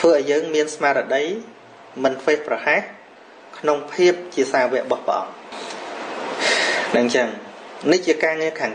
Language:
Vietnamese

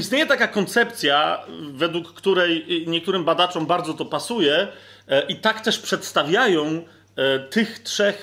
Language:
Polish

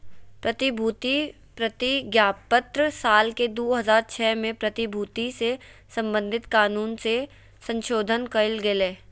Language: Magahi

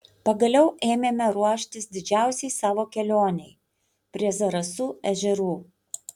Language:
Lithuanian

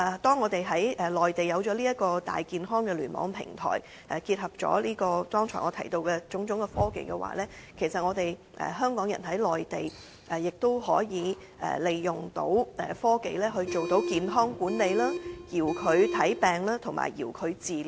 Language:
Cantonese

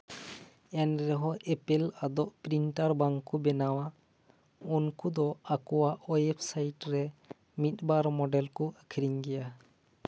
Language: Santali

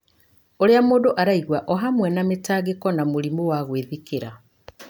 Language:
Kikuyu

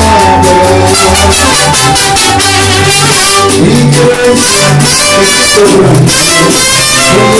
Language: Arabic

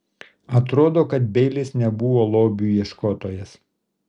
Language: Lithuanian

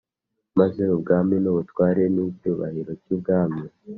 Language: Kinyarwanda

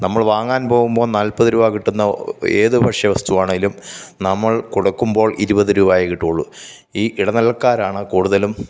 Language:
Malayalam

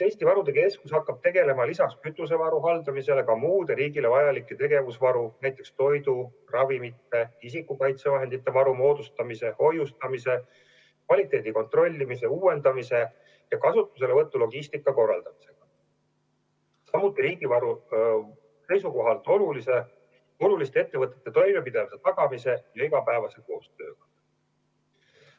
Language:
Estonian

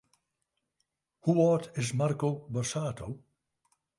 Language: Western Frisian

